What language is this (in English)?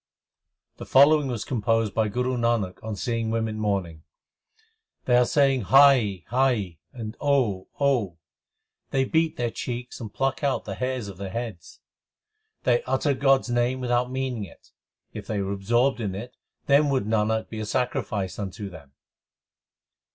English